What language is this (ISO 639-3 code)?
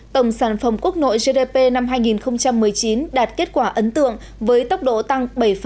vie